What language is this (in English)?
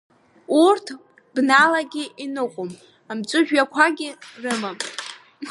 Abkhazian